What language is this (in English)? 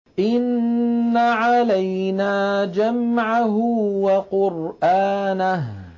Arabic